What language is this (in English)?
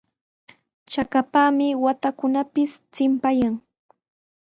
Sihuas Ancash Quechua